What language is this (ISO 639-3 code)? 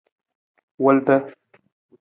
nmz